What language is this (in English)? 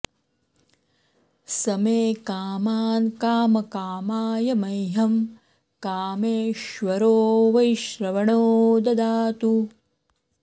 Sanskrit